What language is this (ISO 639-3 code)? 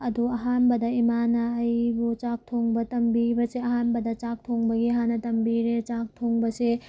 mni